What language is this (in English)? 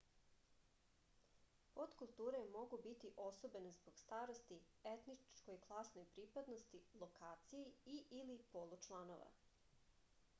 Serbian